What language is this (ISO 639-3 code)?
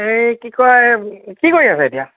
asm